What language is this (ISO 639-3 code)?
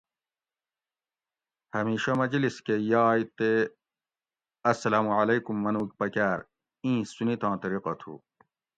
gwc